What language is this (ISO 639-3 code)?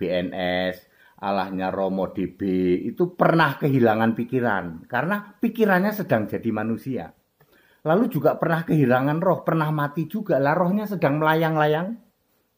ind